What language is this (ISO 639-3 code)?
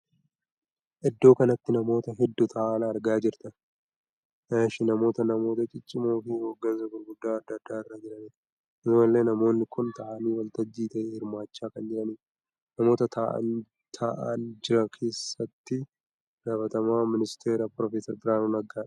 orm